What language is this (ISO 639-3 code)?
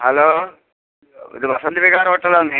mal